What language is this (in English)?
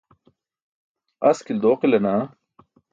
Burushaski